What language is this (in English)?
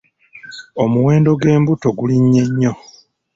Ganda